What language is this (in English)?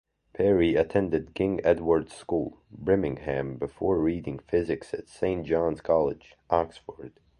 English